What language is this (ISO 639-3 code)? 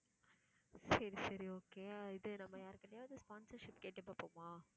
tam